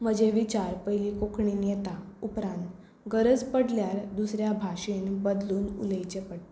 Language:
Konkani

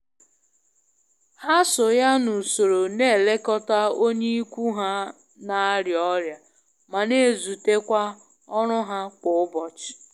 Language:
Igbo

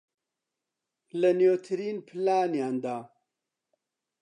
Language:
Central Kurdish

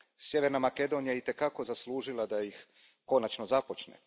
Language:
Croatian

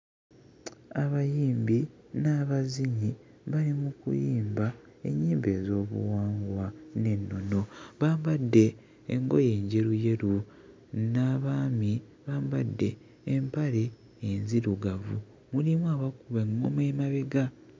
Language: Ganda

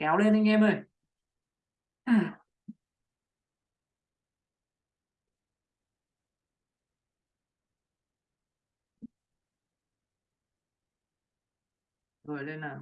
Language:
Vietnamese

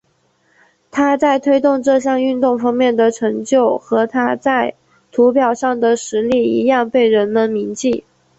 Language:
Chinese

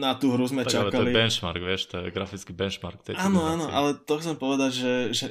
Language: Slovak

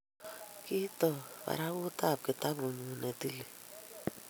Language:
Kalenjin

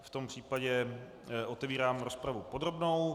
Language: Czech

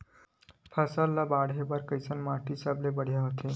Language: Chhattisgarhi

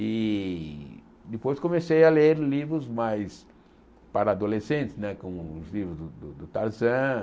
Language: Portuguese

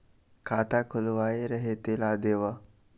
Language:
Chhattisgarhi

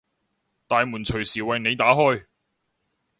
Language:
Cantonese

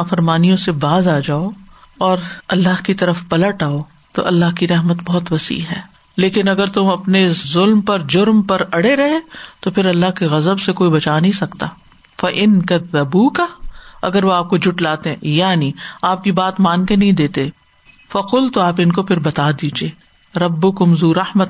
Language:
Urdu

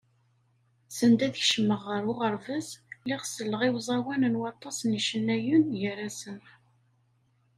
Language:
Kabyle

